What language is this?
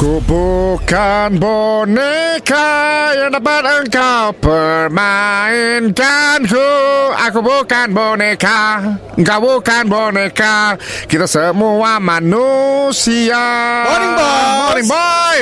Malay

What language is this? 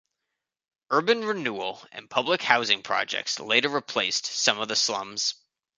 English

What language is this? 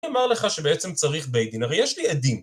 Hebrew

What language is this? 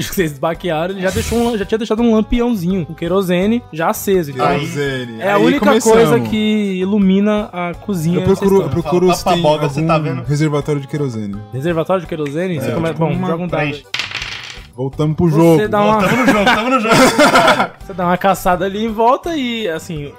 Portuguese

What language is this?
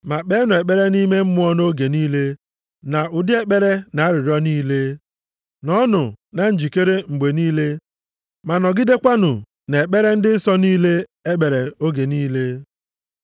Igbo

